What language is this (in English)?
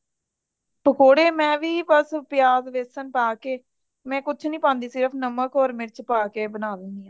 Punjabi